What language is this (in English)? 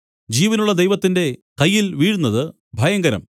Malayalam